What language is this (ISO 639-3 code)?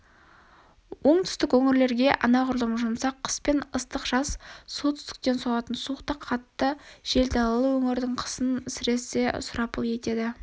kaz